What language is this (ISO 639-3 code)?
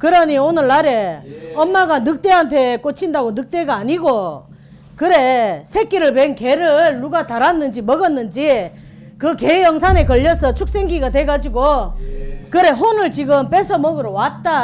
kor